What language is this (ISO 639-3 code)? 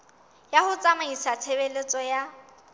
sot